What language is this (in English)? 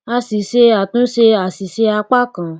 Yoruba